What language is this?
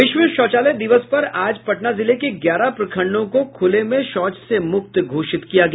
Hindi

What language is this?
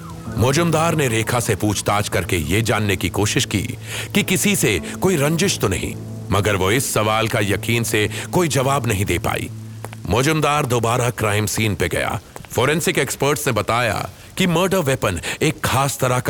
Hindi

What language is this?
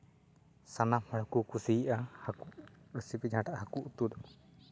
Santali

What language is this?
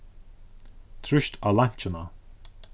Faroese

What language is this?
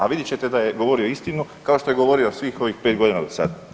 Croatian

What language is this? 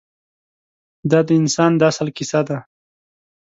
Pashto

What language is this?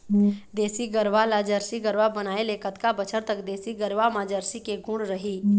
Chhattisgarhi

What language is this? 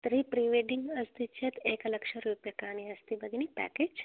Sanskrit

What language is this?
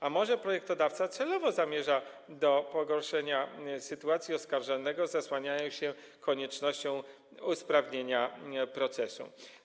Polish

